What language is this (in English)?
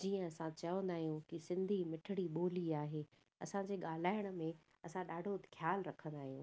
Sindhi